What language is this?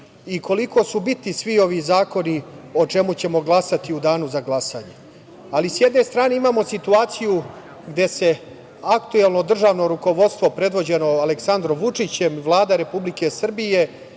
Serbian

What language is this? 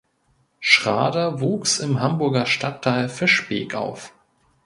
German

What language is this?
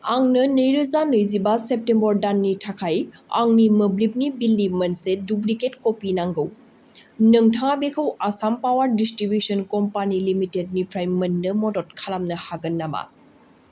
Bodo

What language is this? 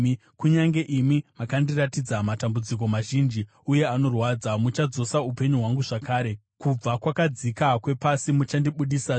Shona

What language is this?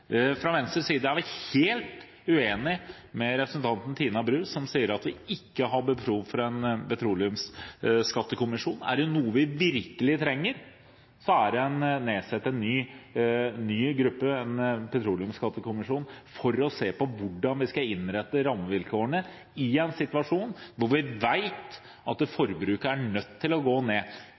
Norwegian Bokmål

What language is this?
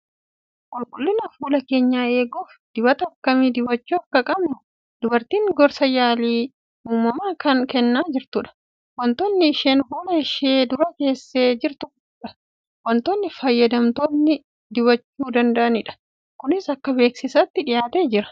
Oromo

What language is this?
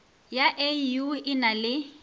Northern Sotho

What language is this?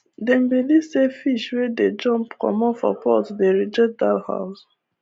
Nigerian Pidgin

